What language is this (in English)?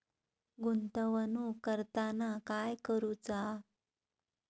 Marathi